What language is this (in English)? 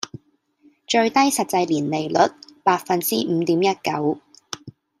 Cantonese